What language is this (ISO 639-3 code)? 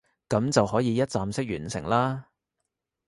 yue